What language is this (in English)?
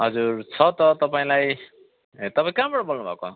Nepali